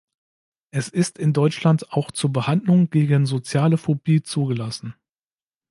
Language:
German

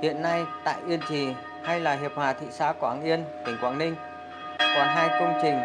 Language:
Vietnamese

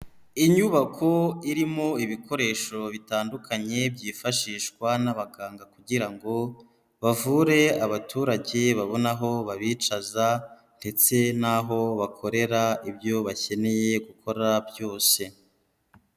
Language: Kinyarwanda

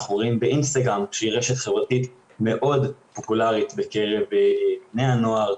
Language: Hebrew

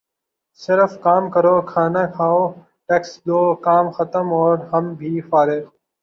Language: Urdu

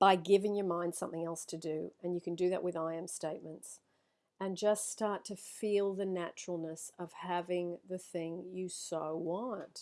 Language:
English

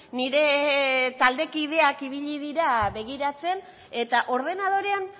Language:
Basque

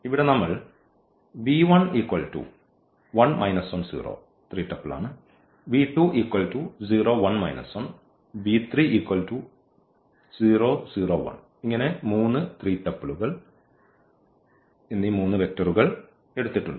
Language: Malayalam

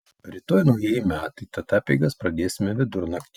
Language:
Lithuanian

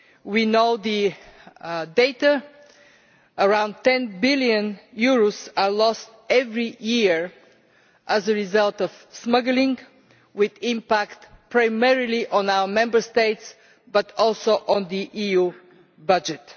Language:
English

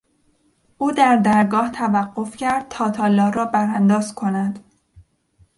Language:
Persian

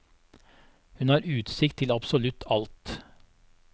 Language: Norwegian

